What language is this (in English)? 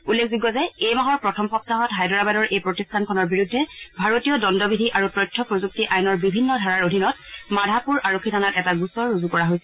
Assamese